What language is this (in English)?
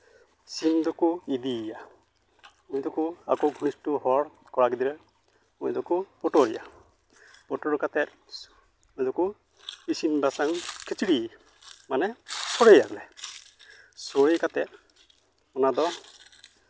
Santali